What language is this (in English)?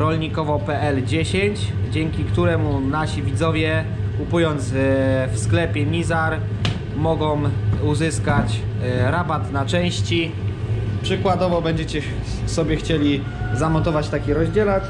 Polish